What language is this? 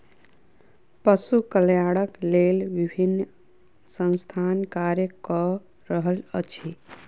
Maithili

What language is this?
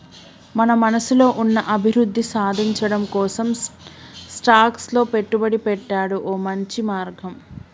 Telugu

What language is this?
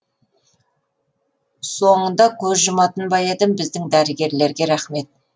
Kazakh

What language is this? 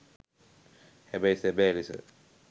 Sinhala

